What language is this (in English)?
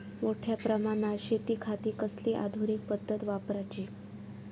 Marathi